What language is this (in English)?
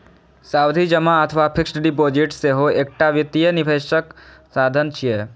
Maithili